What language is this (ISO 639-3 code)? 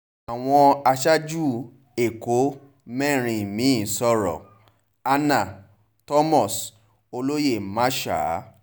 yor